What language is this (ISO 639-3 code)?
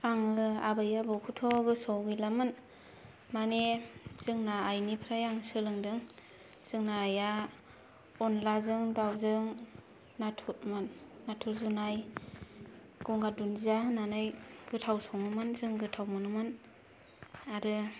brx